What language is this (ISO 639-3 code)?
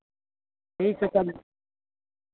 mai